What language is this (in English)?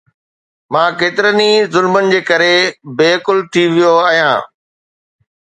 Sindhi